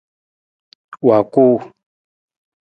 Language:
Nawdm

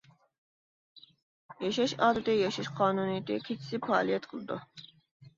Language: Uyghur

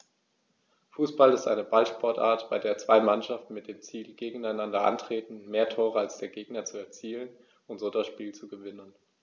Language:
German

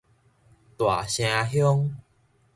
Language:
Min Nan Chinese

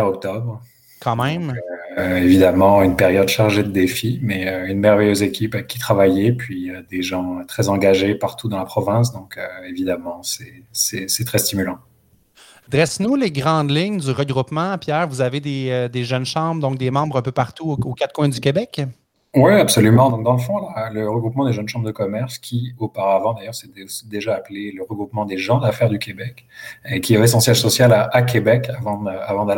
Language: French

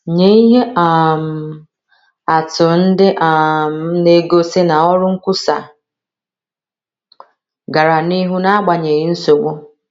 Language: Igbo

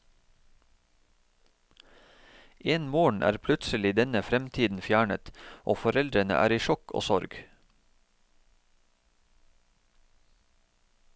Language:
Norwegian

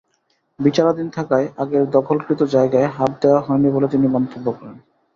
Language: Bangla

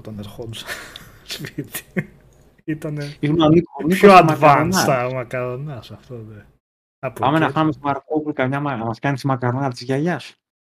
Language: Greek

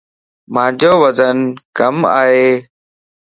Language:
Lasi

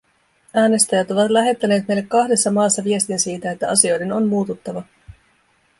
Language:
Finnish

